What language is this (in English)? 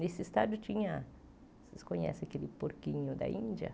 Portuguese